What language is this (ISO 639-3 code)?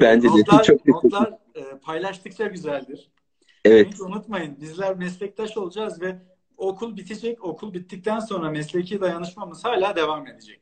tur